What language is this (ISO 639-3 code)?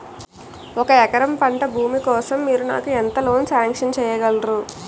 tel